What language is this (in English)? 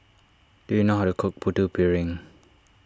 English